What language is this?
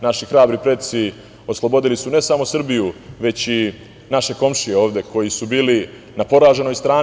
Serbian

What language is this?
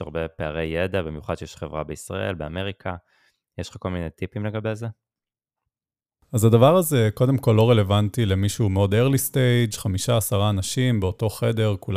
Hebrew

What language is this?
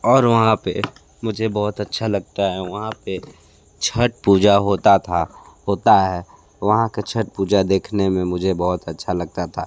Hindi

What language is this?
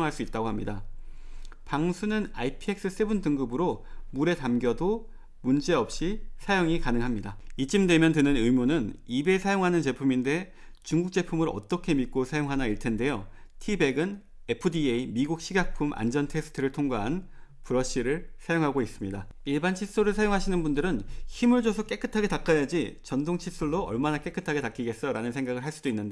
Korean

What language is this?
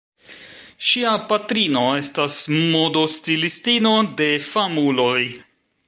Esperanto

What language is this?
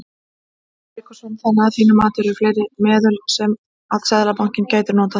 Icelandic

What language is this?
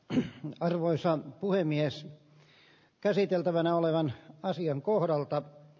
Finnish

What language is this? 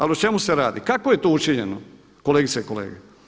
Croatian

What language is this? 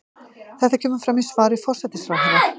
Icelandic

